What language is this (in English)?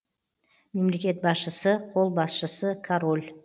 Kazakh